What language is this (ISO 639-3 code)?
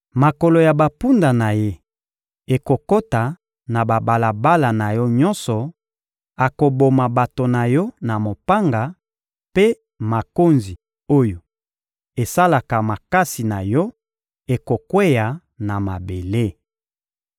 lin